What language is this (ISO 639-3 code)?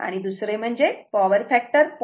mar